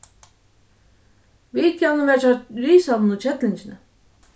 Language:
Faroese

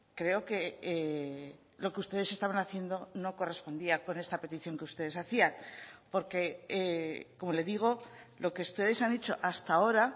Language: Spanish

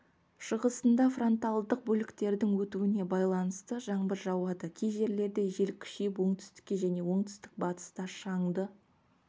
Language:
Kazakh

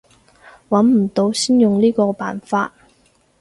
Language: Cantonese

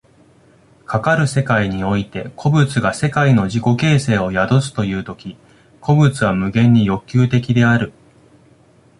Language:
Japanese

